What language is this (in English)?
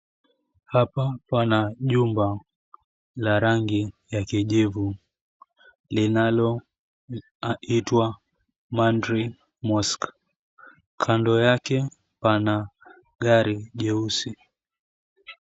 Swahili